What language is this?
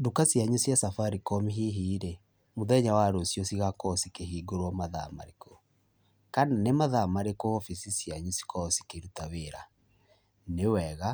Kikuyu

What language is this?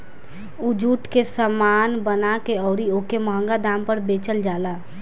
Bhojpuri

